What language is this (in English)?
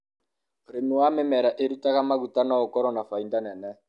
Kikuyu